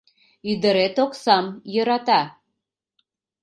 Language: Mari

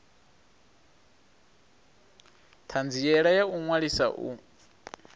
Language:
Venda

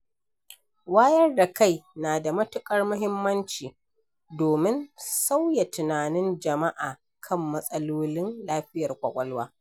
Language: Hausa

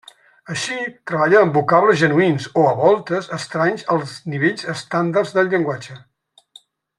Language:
Catalan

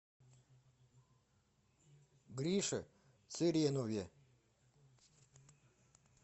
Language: Russian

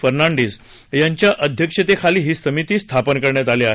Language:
Marathi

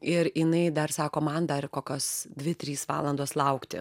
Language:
Lithuanian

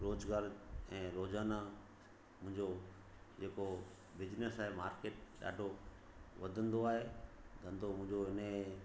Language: Sindhi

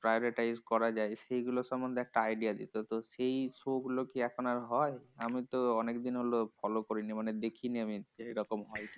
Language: Bangla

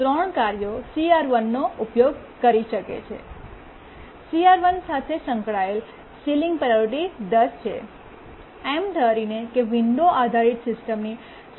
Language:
Gujarati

